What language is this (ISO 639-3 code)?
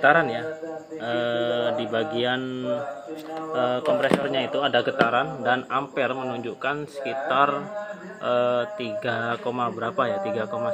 ind